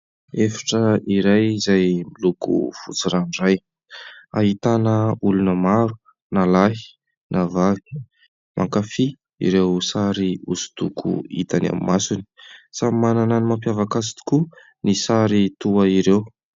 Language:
Malagasy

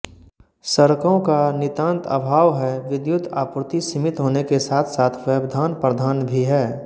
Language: Hindi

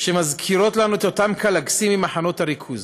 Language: Hebrew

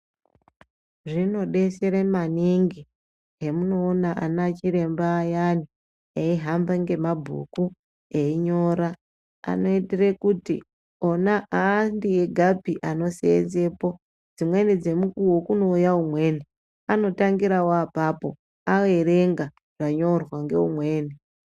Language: Ndau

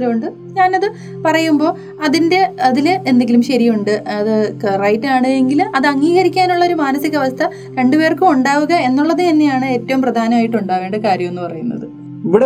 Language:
Malayalam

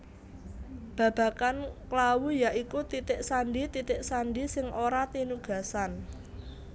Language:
Javanese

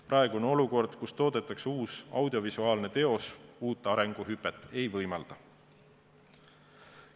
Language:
Estonian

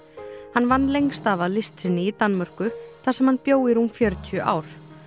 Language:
Icelandic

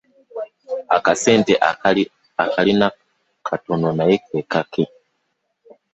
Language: Ganda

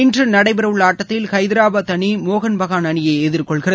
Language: Tamil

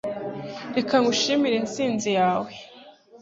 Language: Kinyarwanda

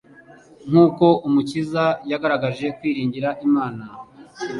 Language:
Kinyarwanda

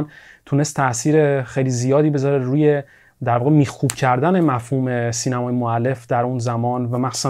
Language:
Persian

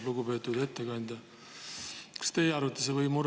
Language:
Estonian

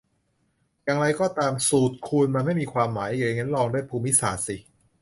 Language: Thai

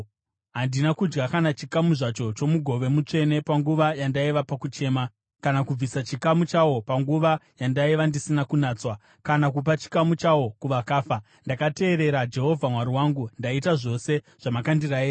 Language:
Shona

